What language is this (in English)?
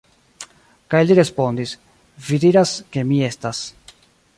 Esperanto